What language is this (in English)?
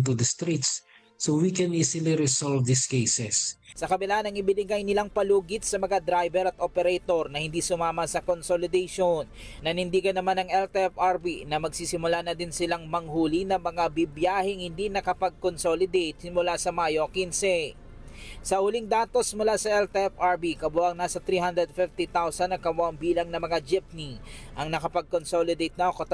Filipino